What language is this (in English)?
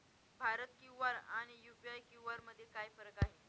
Marathi